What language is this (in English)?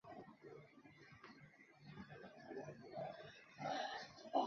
Chinese